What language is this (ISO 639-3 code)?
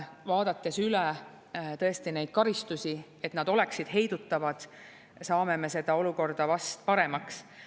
est